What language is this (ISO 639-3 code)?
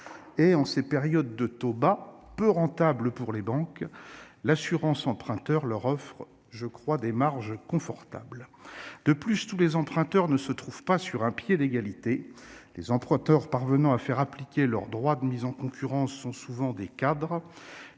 fra